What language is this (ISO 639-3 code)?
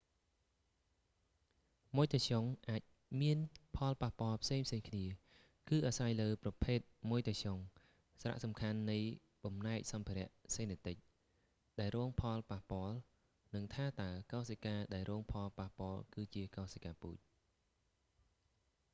khm